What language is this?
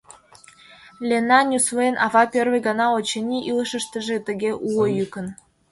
Mari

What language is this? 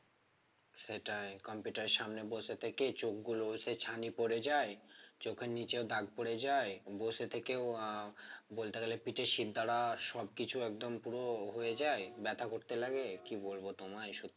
Bangla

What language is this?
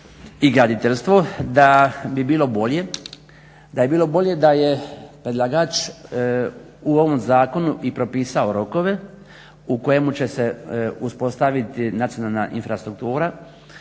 Croatian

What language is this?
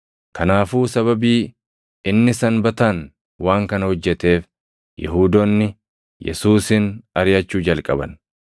Oromo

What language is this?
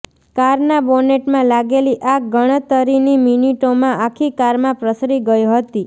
Gujarati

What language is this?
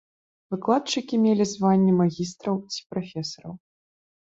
Belarusian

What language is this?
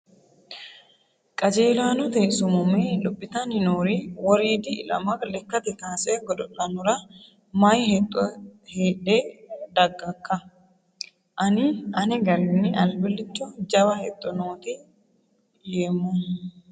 Sidamo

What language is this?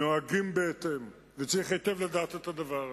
Hebrew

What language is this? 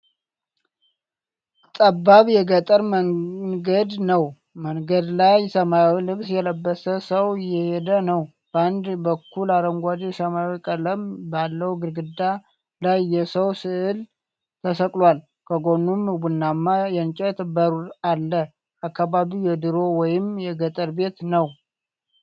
Amharic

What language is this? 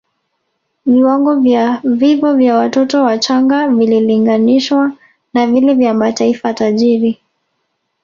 Swahili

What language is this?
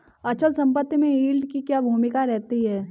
Hindi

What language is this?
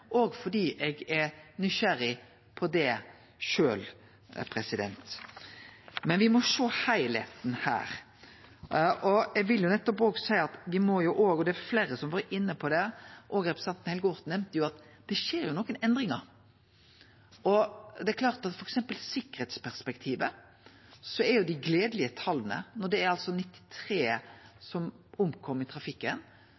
Norwegian Nynorsk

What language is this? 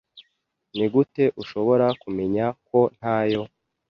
Kinyarwanda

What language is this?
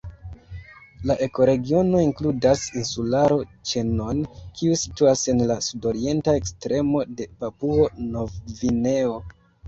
Esperanto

